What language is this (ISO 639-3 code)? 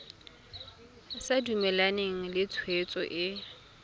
tsn